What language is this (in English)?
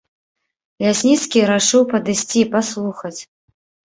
Belarusian